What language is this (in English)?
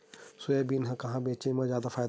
Chhattisgarhi